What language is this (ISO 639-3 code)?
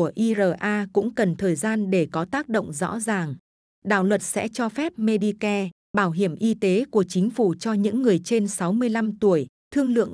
vie